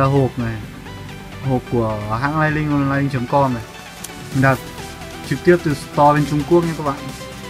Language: Vietnamese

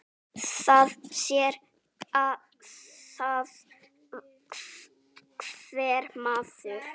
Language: Icelandic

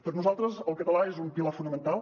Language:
Catalan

